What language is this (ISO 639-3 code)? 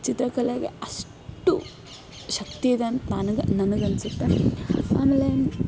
kan